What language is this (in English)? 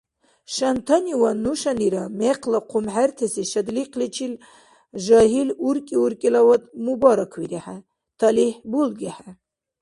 Dargwa